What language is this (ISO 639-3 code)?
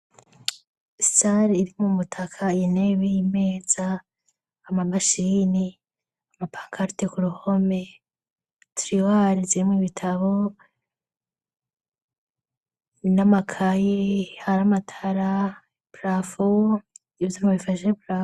run